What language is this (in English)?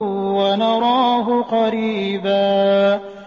Arabic